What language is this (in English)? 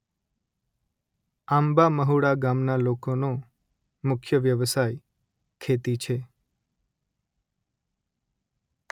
Gujarati